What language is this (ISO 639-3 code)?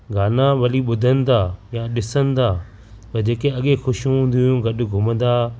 snd